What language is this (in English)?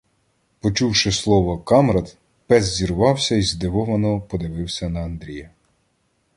Ukrainian